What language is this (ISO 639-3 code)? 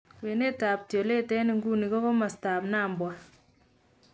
kln